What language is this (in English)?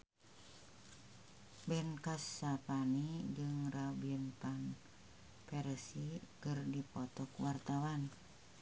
Sundanese